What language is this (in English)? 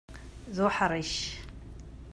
Kabyle